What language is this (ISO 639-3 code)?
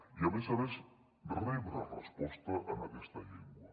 cat